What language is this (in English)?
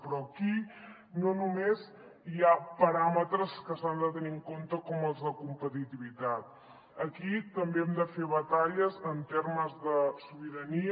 Catalan